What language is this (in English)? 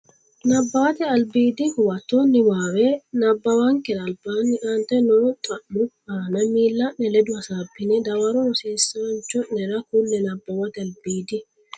Sidamo